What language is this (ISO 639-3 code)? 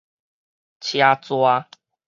nan